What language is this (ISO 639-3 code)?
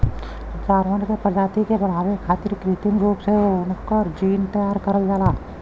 bho